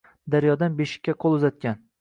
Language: Uzbek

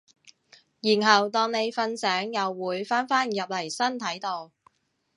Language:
Cantonese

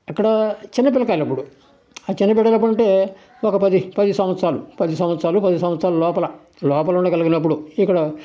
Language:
Telugu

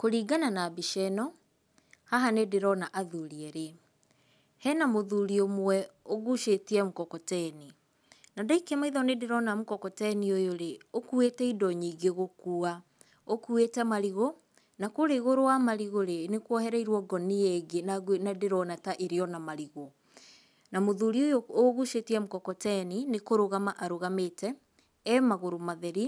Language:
Kikuyu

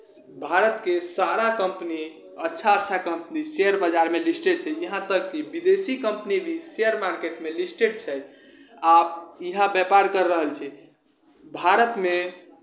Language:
Maithili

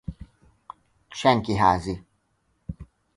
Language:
Hungarian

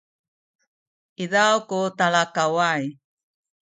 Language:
Sakizaya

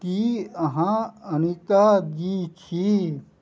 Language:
Maithili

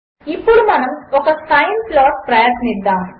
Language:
Telugu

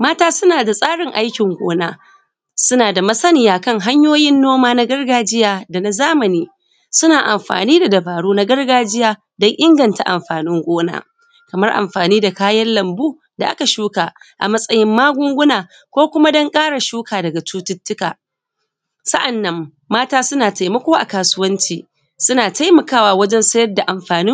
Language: Hausa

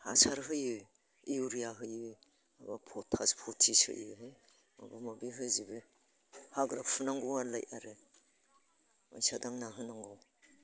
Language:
Bodo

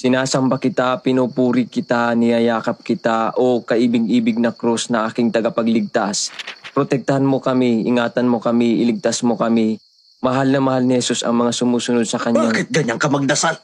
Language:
Filipino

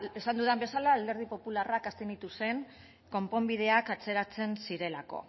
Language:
Basque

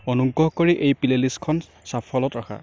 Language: Assamese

